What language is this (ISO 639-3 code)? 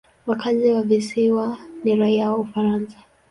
swa